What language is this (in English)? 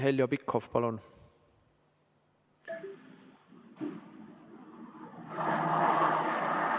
Estonian